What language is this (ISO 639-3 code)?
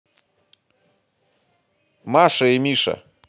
rus